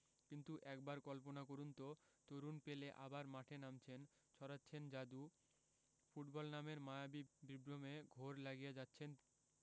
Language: Bangla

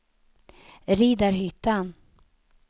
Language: Swedish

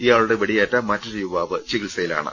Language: Malayalam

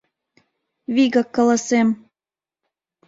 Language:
Mari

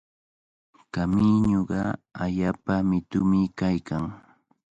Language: Cajatambo North Lima Quechua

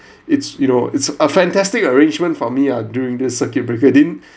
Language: English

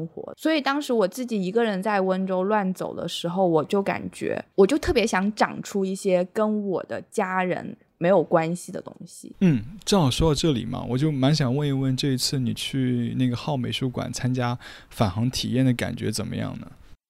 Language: Chinese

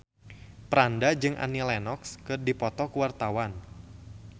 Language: Sundanese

